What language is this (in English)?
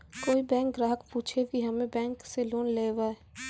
Maithili